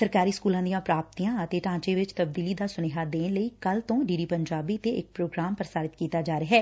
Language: Punjabi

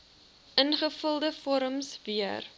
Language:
Afrikaans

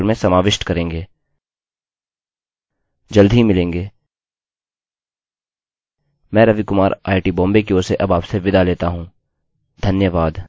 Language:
Hindi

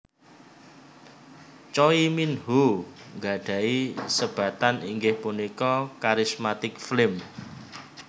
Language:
Javanese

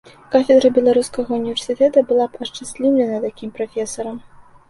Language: Belarusian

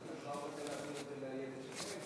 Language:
Hebrew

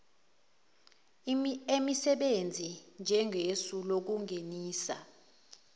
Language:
Zulu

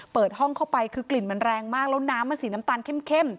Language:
Thai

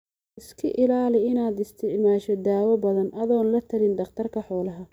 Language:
Somali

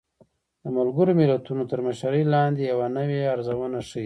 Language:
Pashto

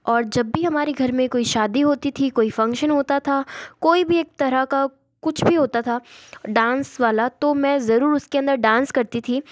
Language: Hindi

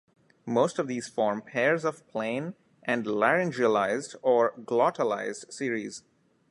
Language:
English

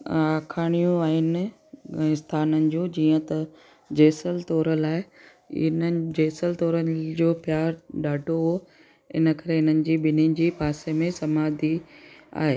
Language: Sindhi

